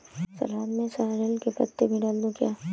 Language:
Hindi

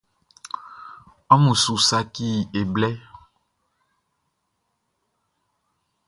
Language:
Baoulé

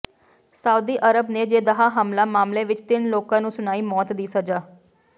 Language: Punjabi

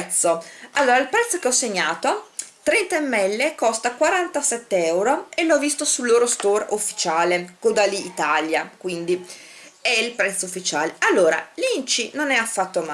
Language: Italian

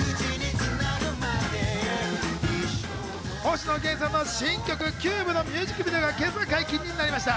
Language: Japanese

